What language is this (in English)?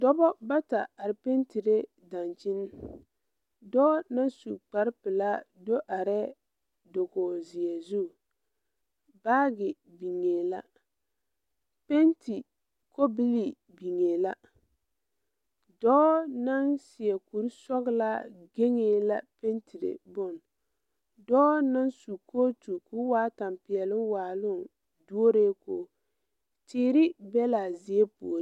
Southern Dagaare